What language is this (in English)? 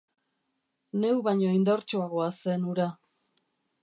Basque